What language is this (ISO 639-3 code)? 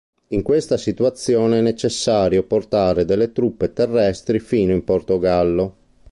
ita